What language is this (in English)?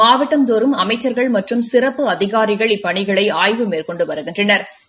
Tamil